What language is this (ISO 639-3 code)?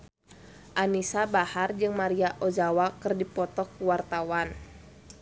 sun